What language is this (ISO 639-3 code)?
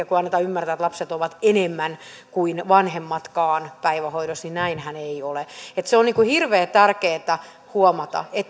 fin